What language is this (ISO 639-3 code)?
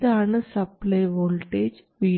mal